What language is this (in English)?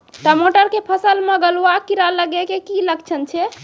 Maithili